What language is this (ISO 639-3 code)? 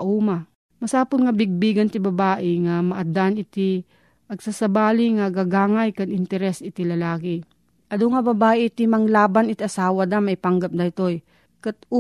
fil